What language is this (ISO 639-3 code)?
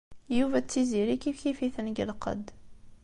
kab